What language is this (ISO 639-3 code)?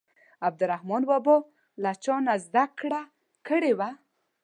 pus